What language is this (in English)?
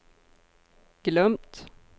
Swedish